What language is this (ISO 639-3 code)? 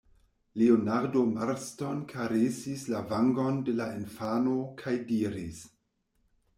epo